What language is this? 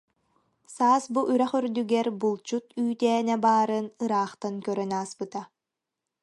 Yakut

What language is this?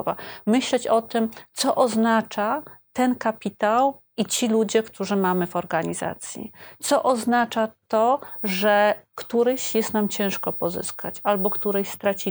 Polish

